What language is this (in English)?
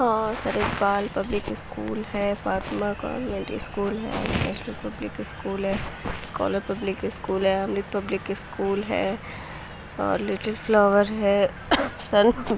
Urdu